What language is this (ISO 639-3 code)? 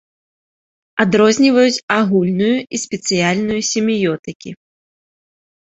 bel